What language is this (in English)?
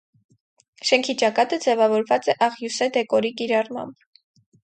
Armenian